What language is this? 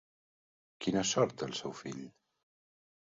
Catalan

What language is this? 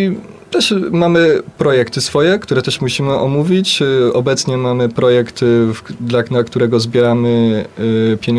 Polish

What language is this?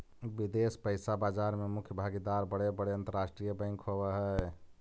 Magahi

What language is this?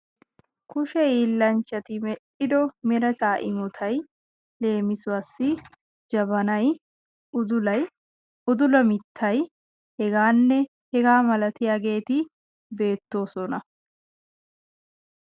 Wolaytta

